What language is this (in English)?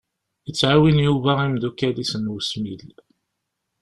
Kabyle